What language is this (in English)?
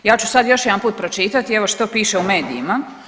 Croatian